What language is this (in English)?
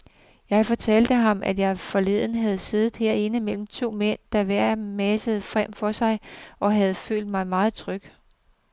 Danish